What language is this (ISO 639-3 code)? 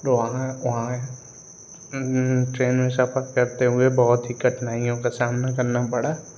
hin